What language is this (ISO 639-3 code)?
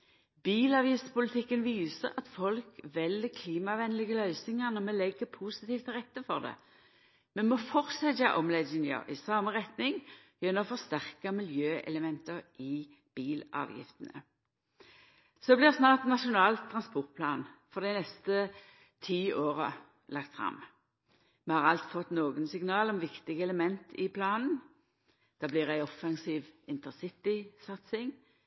nno